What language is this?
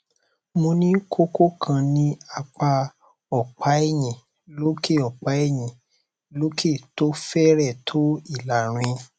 Yoruba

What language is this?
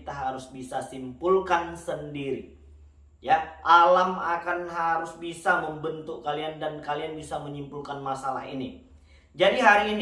Indonesian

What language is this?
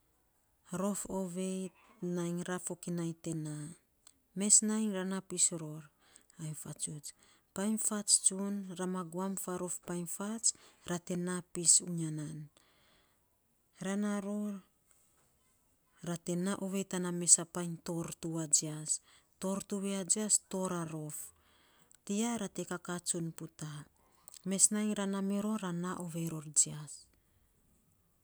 Saposa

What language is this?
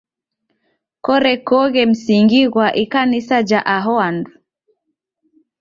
Taita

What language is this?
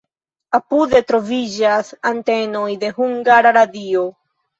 Esperanto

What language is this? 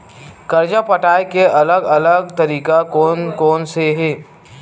Chhattisgarhi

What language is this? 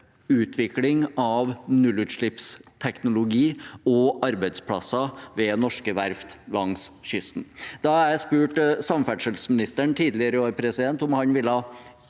Norwegian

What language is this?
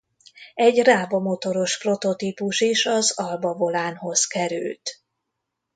Hungarian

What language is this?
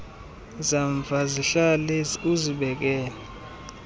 Xhosa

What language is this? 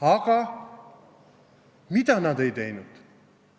Estonian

